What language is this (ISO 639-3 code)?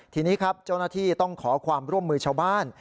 tha